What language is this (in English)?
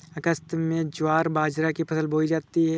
Hindi